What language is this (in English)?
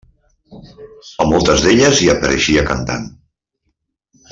Catalan